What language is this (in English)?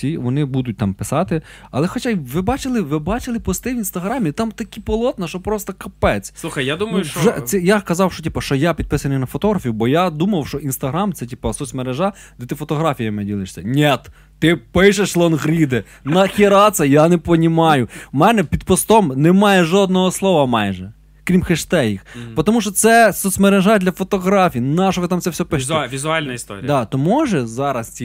Ukrainian